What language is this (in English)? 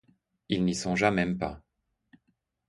French